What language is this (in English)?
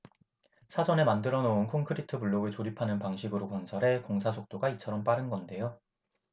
Korean